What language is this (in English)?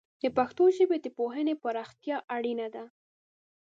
Pashto